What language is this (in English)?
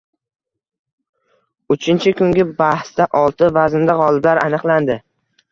Uzbek